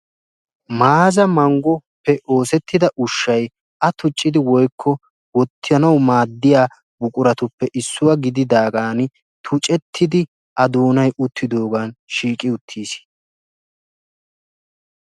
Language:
Wolaytta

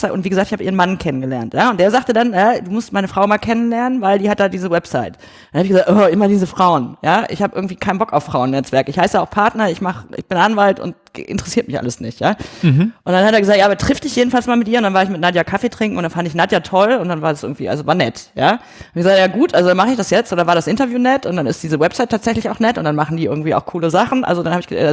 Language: German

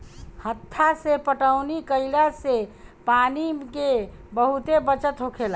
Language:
Bhojpuri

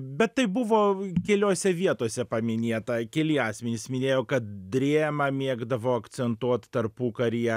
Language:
Lithuanian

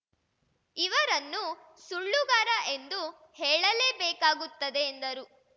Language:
Kannada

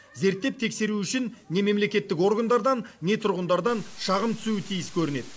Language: Kazakh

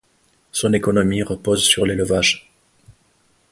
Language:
French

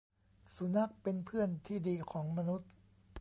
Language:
Thai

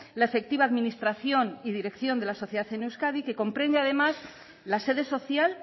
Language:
Spanish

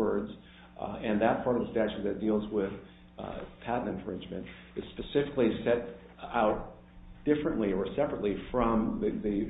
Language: English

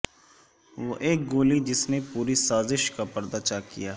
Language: Urdu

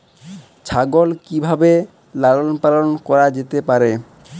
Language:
Bangla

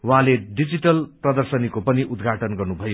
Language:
Nepali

